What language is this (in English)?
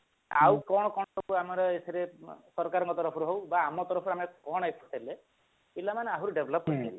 Odia